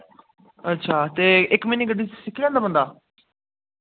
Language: Dogri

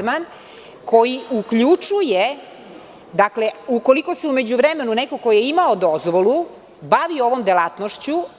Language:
Serbian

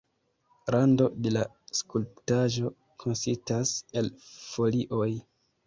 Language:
Esperanto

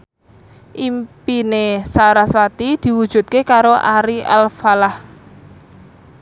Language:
Javanese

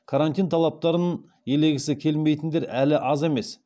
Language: Kazakh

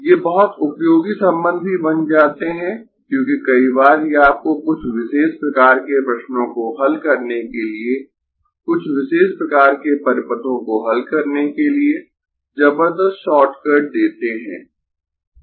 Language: Hindi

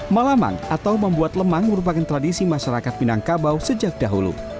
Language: Indonesian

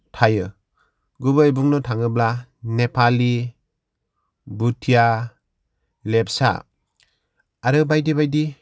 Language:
Bodo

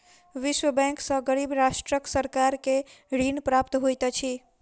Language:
Maithili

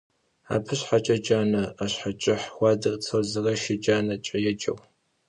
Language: Kabardian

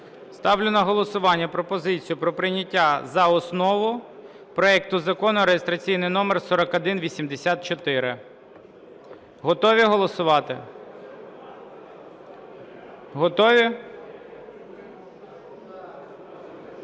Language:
Ukrainian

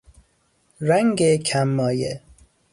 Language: Persian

